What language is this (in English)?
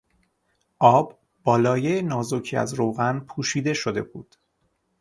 Persian